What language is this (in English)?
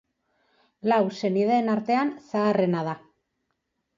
Basque